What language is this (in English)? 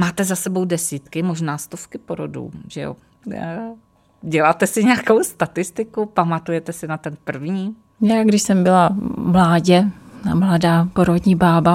Czech